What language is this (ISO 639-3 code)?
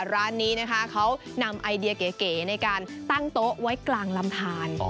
tha